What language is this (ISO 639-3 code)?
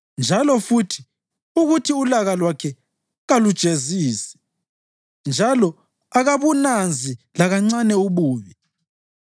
nde